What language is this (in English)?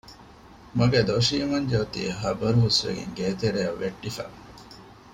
Divehi